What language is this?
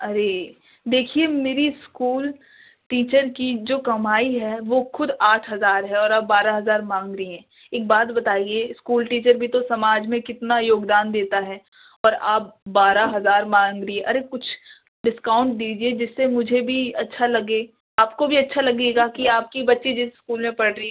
Urdu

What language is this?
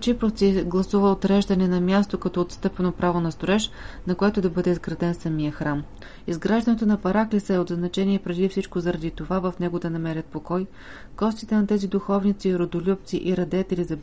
Bulgarian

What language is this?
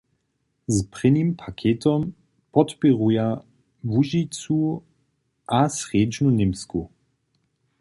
Upper Sorbian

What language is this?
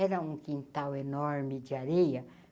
Portuguese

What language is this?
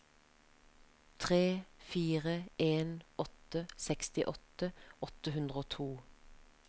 Norwegian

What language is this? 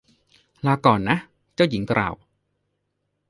Thai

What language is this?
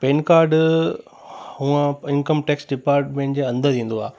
Sindhi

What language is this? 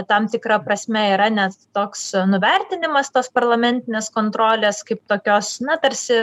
Lithuanian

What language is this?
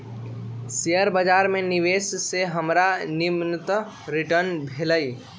Magahi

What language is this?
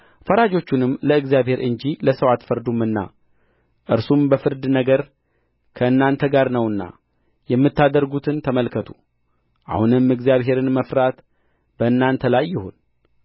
Amharic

